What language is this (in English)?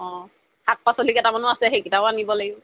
Assamese